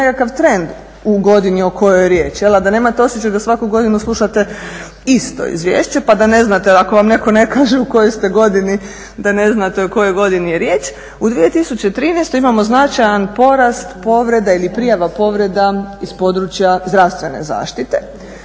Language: Croatian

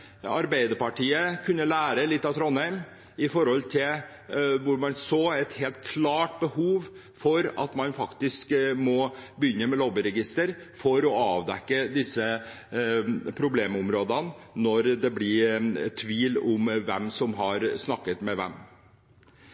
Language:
Norwegian Bokmål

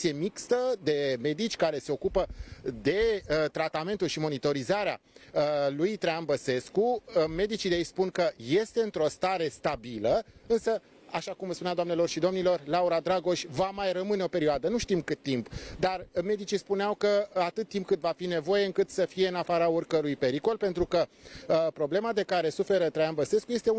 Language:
Romanian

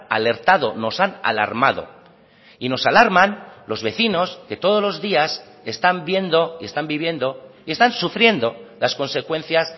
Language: Spanish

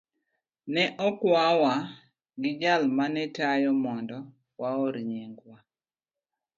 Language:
Luo (Kenya and Tanzania)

